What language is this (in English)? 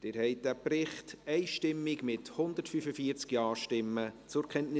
Swiss German